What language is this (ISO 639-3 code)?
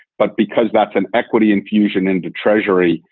eng